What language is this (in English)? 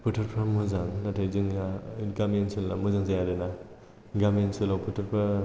Bodo